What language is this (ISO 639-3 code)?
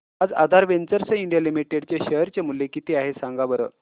mar